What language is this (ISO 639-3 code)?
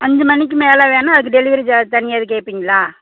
tam